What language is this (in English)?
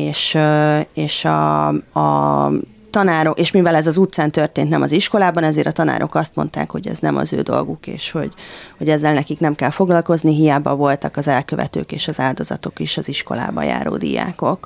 Hungarian